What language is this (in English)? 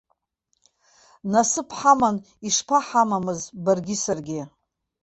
Abkhazian